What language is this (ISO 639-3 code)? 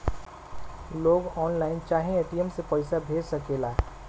bho